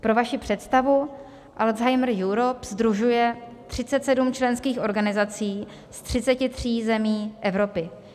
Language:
Czech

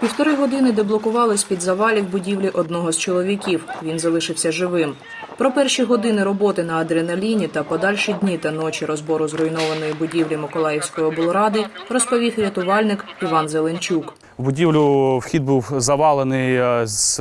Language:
Ukrainian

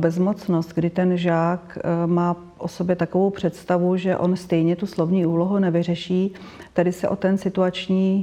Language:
Czech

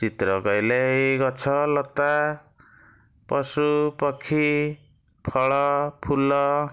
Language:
Odia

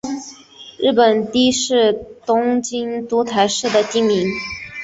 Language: Chinese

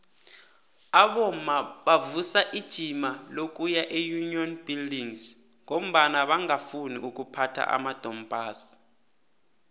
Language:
South Ndebele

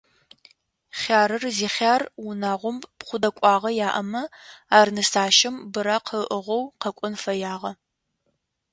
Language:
Adyghe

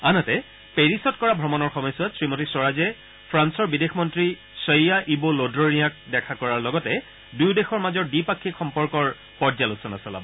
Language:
Assamese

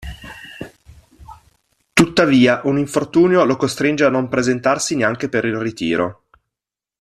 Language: Italian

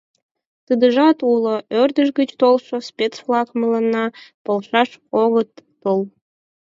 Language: Mari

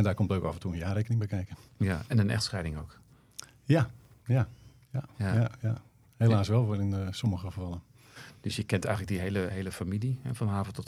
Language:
Dutch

